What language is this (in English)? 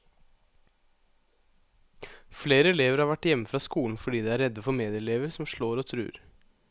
Norwegian